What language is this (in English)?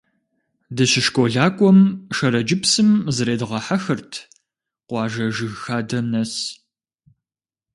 Kabardian